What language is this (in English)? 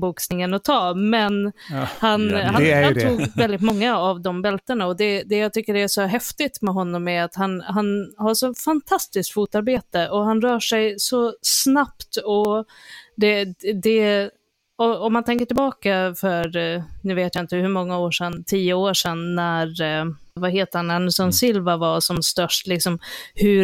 Swedish